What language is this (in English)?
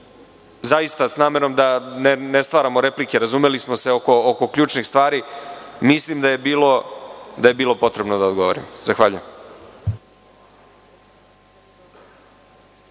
Serbian